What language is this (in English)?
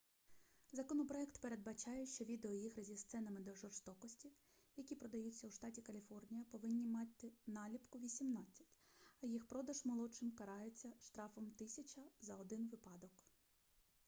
Ukrainian